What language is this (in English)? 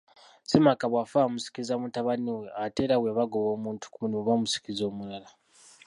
Ganda